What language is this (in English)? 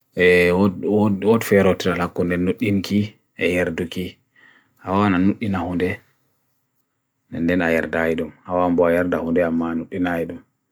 Bagirmi Fulfulde